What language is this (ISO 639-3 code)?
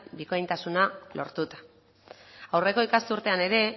eus